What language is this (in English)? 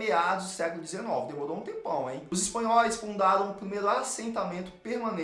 Portuguese